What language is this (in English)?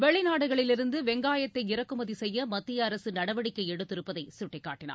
Tamil